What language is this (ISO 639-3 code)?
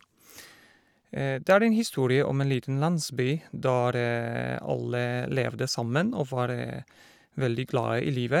nor